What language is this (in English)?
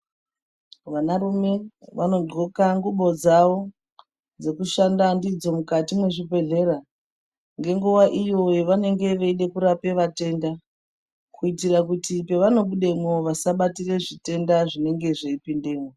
Ndau